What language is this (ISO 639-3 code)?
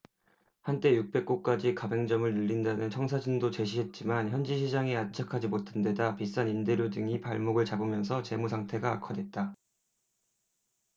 kor